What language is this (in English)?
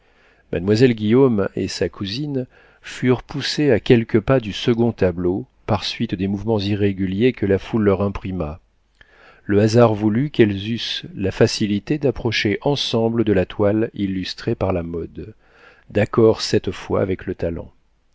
French